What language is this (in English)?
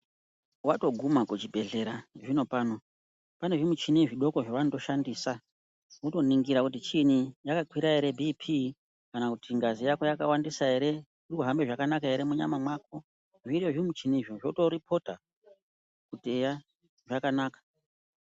Ndau